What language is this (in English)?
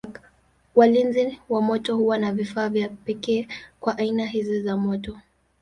Swahili